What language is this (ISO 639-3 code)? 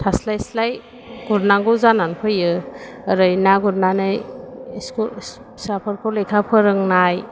brx